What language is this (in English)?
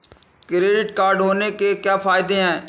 Hindi